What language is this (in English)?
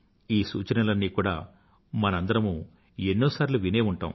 Telugu